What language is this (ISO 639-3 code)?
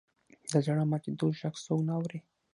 pus